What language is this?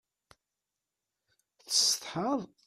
Kabyle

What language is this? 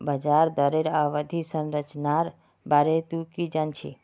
Magahi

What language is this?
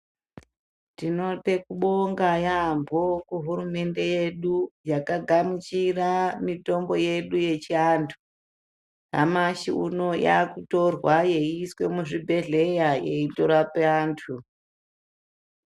Ndau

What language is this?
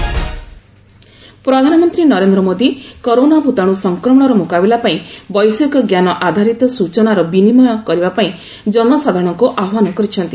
Odia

